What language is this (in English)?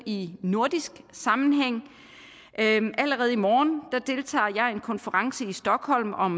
Danish